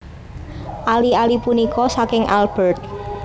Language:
Javanese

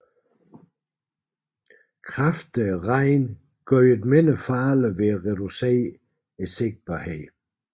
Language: Danish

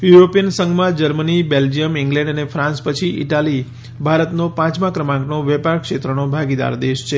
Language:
Gujarati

